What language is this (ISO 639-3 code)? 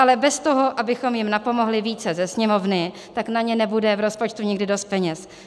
ces